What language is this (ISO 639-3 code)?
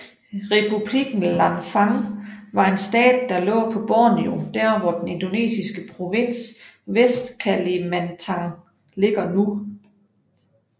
dan